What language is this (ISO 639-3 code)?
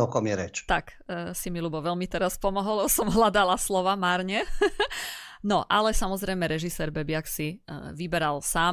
slk